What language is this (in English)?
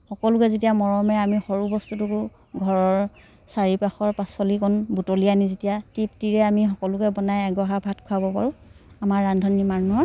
Assamese